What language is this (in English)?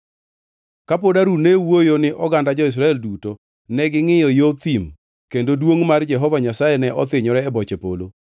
Luo (Kenya and Tanzania)